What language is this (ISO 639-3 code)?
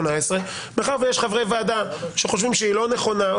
heb